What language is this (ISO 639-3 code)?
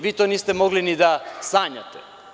srp